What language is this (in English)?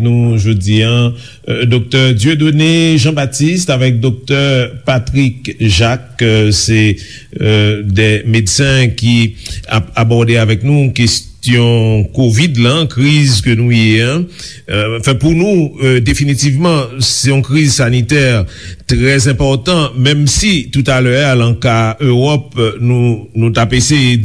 French